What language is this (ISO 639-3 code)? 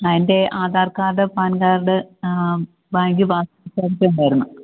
mal